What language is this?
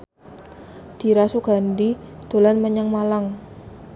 Javanese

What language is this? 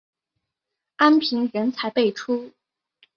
Chinese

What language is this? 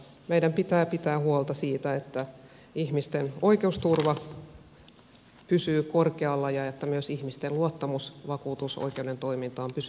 Finnish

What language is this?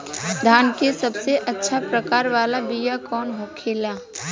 Bhojpuri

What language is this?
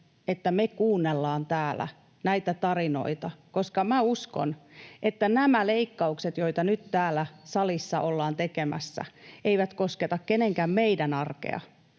Finnish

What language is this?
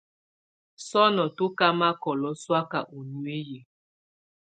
Tunen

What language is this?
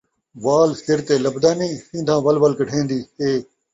Saraiki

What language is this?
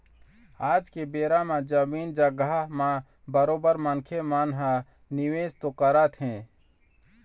Chhattisgarhi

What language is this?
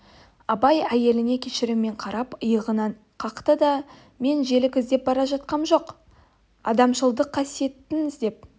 Kazakh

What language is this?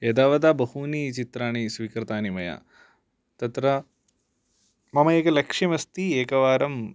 Sanskrit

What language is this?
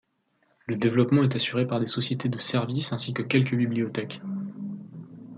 French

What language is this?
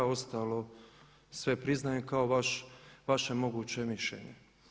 Croatian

